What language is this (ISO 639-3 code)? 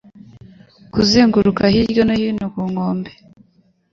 kin